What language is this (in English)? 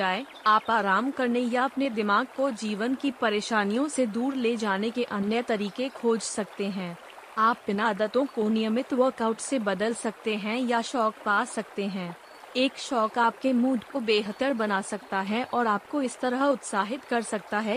Hindi